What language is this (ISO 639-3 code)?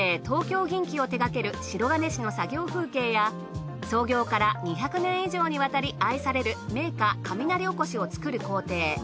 jpn